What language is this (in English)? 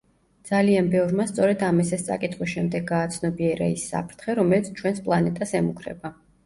Georgian